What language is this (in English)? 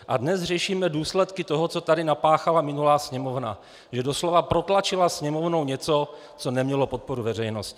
Czech